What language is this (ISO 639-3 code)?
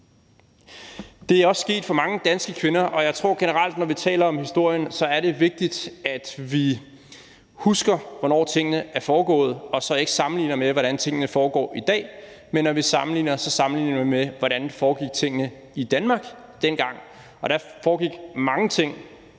dan